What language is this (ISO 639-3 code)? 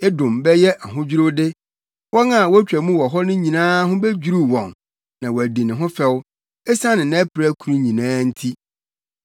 aka